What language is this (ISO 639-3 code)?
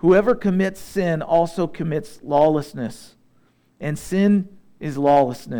eng